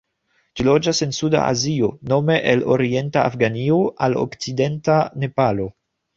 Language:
Esperanto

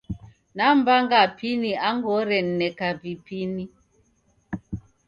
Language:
Taita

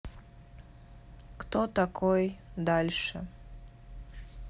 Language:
Russian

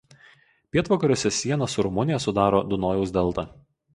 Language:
Lithuanian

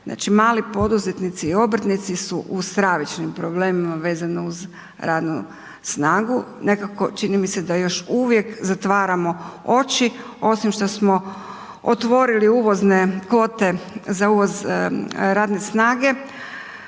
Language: Croatian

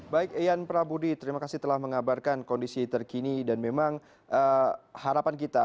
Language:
Indonesian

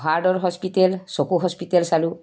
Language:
Assamese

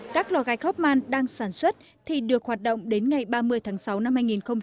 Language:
Vietnamese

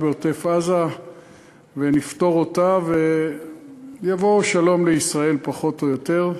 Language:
Hebrew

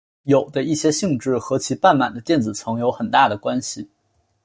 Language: Chinese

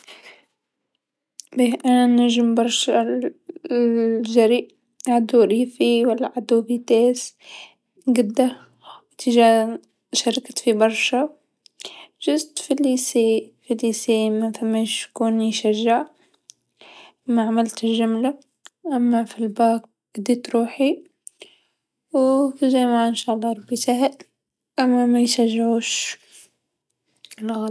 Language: Tunisian Arabic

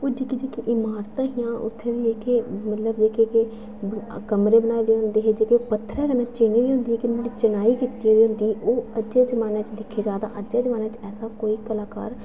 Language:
Dogri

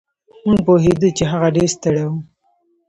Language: Pashto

